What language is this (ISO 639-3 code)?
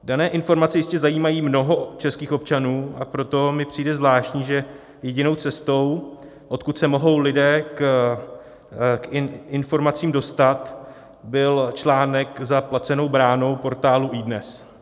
ces